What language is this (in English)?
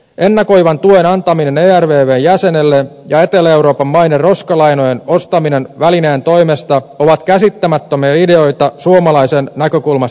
Finnish